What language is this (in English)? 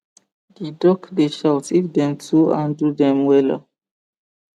Nigerian Pidgin